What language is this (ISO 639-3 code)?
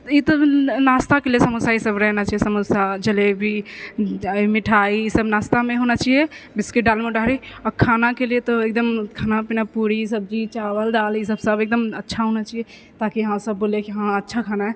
mai